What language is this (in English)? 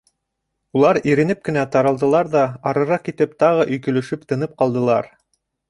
Bashkir